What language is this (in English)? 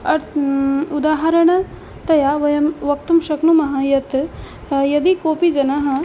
Sanskrit